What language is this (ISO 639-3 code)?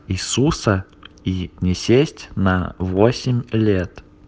rus